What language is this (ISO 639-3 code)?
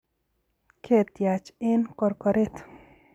kln